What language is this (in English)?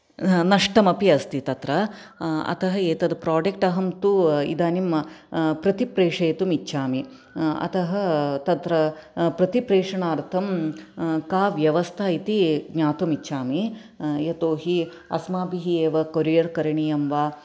Sanskrit